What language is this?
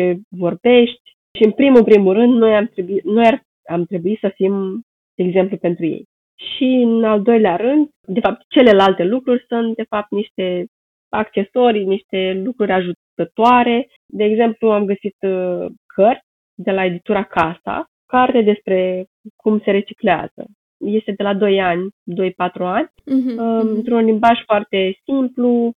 Romanian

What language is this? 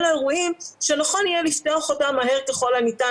Hebrew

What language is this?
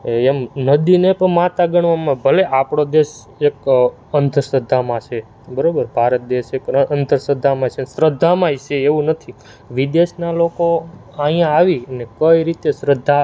Gujarati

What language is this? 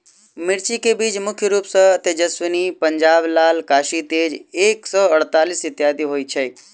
Maithili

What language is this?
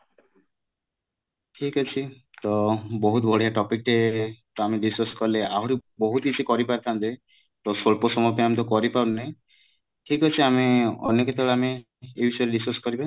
Odia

